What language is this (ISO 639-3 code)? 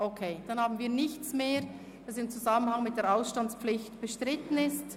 gsw